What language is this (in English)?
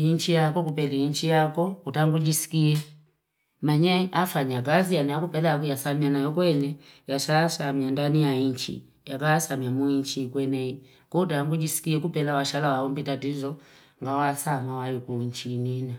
Fipa